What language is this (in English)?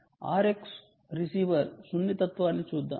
Telugu